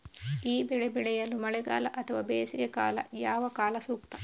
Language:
Kannada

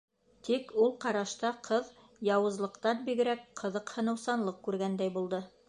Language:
Bashkir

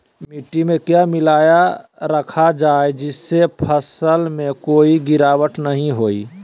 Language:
Magahi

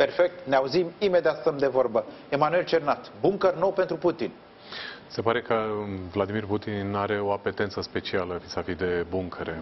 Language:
Romanian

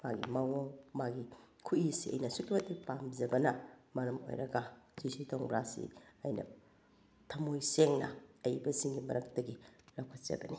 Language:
Manipuri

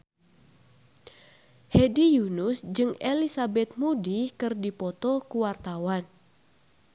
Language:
Sundanese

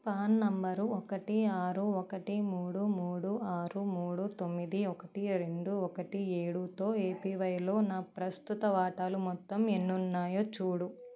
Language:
Telugu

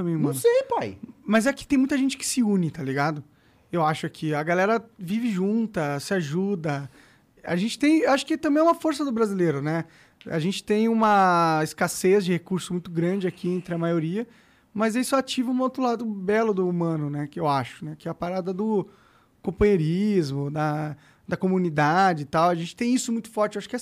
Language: Portuguese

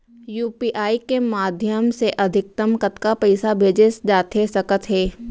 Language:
Chhattisgarhi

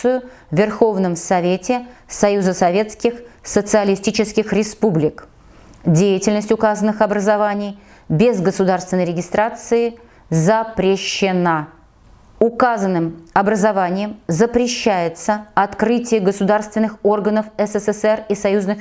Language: Russian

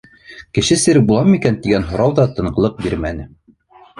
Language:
Bashkir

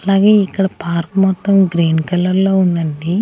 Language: Telugu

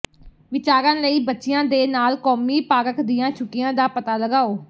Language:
Punjabi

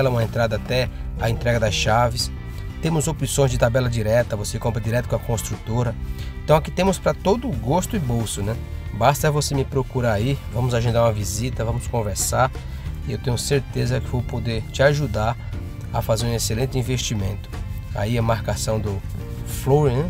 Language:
Portuguese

